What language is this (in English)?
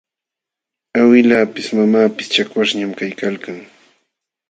Jauja Wanca Quechua